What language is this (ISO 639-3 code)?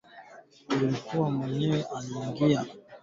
swa